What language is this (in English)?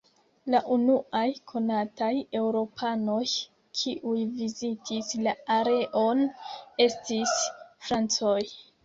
Esperanto